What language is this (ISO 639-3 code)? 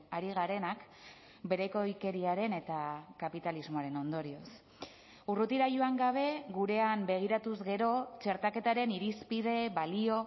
eus